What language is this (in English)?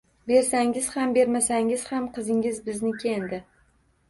Uzbek